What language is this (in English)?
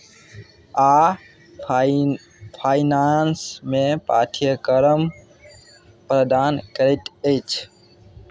Maithili